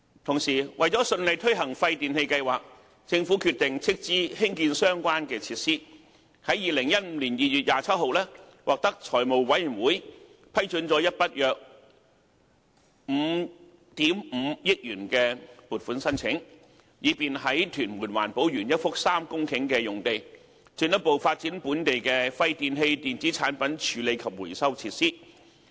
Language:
Cantonese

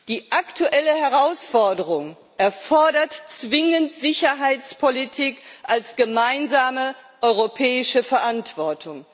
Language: German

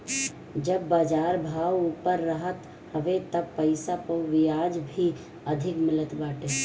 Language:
Bhojpuri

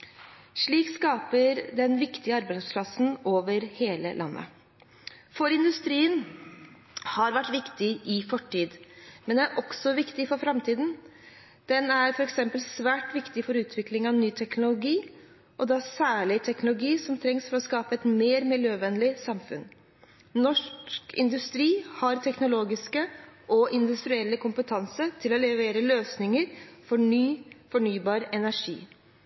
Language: Norwegian Bokmål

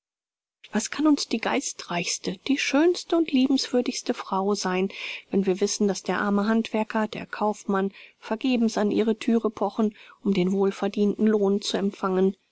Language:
German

